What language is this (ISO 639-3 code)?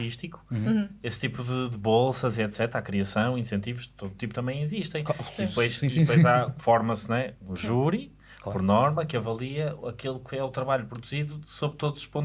por